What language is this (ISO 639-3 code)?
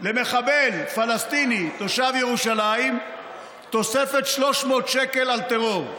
heb